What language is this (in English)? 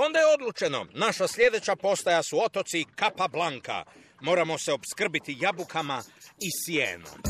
Croatian